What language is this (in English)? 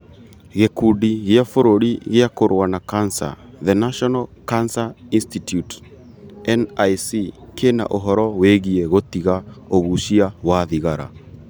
Kikuyu